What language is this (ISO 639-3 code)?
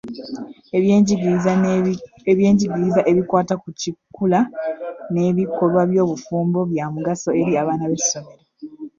lug